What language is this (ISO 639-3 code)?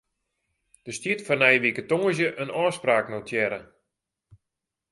fry